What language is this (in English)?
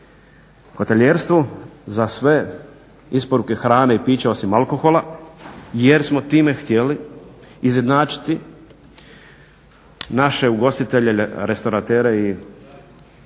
Croatian